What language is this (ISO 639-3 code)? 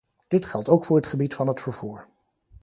nld